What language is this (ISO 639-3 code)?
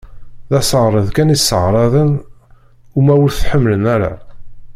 kab